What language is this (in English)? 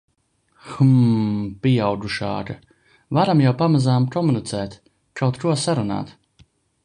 Latvian